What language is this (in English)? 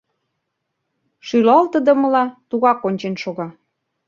Mari